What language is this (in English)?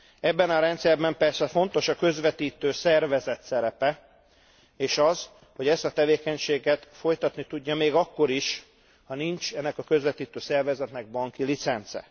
Hungarian